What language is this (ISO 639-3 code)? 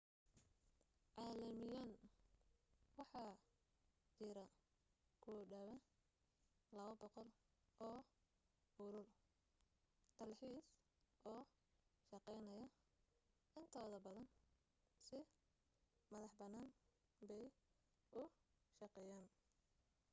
som